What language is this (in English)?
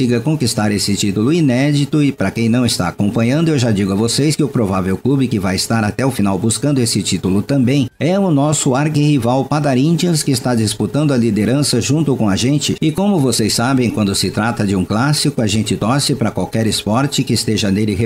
Portuguese